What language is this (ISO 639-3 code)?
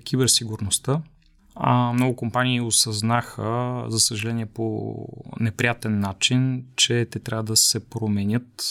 bul